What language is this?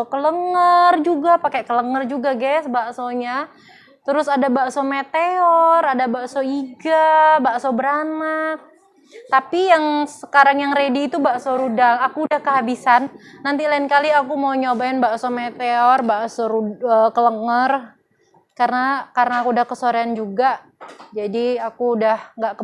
Indonesian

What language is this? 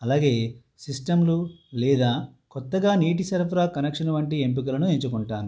Telugu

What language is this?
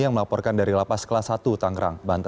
Indonesian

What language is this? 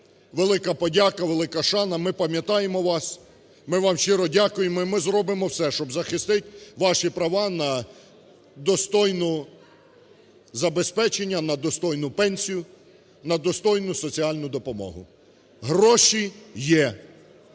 Ukrainian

